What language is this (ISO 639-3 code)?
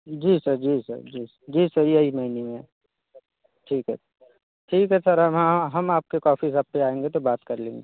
hin